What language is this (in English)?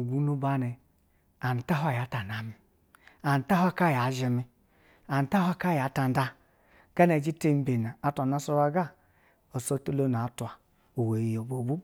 Basa (Nigeria)